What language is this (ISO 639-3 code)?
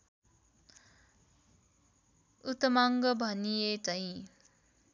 nep